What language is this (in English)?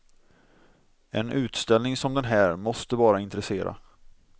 Swedish